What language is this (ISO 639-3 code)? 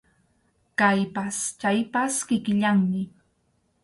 qxu